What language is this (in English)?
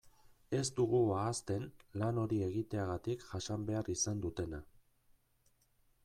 Basque